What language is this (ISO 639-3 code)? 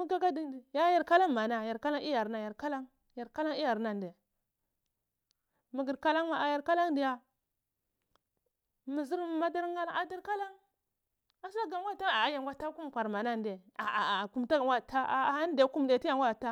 ckl